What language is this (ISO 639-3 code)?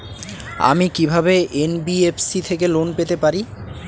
ben